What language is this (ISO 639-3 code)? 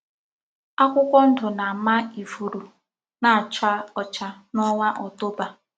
ibo